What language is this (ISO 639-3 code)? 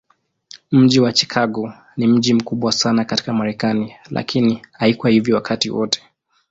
swa